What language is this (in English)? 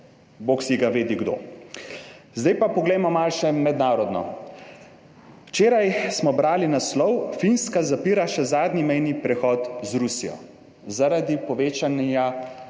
Slovenian